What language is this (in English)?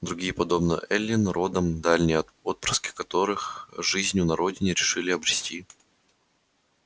Russian